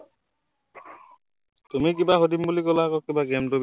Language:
Assamese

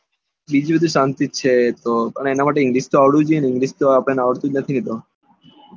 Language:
Gujarati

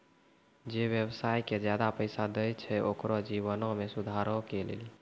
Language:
Maithili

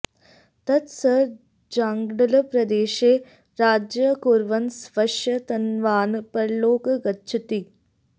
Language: Sanskrit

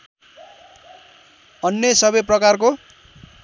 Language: Nepali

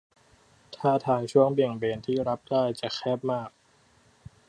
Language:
Thai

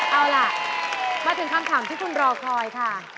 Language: Thai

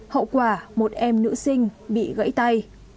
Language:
Vietnamese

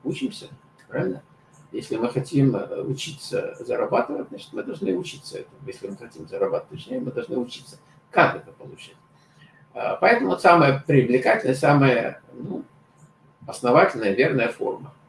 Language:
Russian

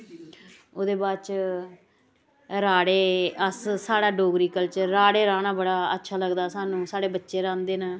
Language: Dogri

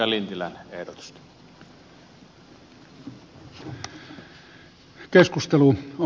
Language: Finnish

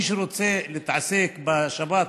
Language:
Hebrew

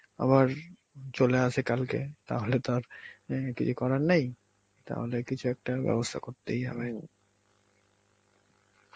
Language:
Bangla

